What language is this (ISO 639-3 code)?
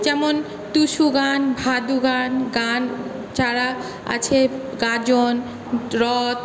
ben